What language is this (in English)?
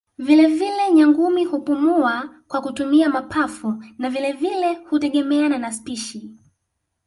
Swahili